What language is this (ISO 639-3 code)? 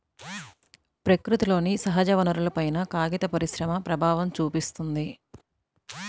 tel